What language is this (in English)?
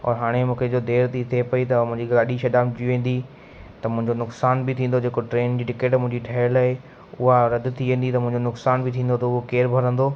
Sindhi